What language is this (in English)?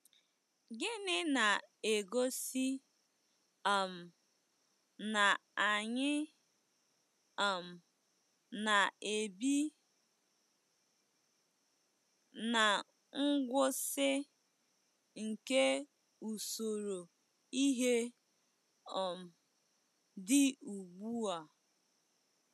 Igbo